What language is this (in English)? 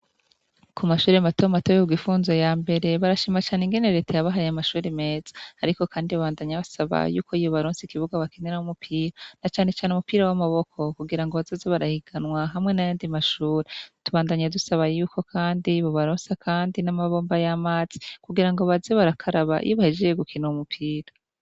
Rundi